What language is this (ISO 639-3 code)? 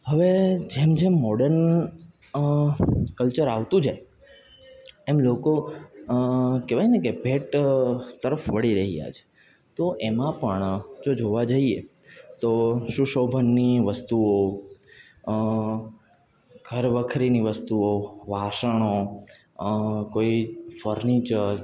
guj